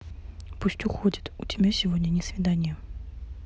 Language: Russian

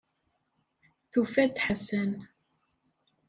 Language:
Kabyle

